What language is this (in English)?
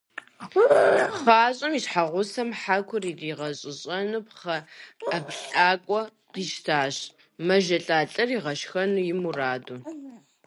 Kabardian